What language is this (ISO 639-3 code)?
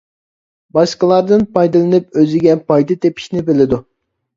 uig